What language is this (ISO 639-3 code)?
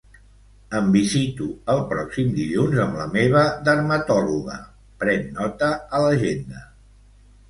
cat